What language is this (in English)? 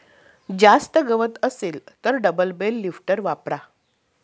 Marathi